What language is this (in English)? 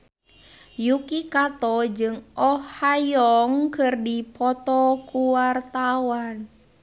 Sundanese